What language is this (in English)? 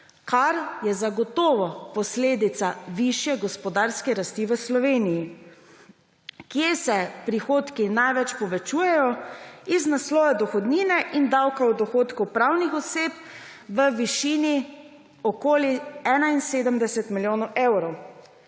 Slovenian